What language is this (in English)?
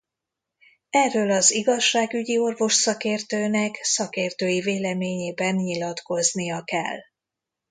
Hungarian